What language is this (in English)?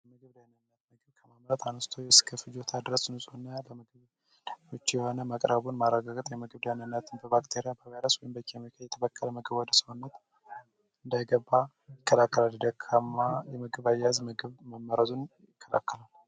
Amharic